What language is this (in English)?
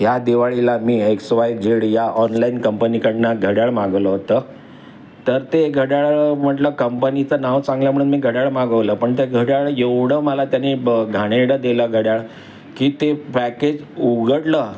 Marathi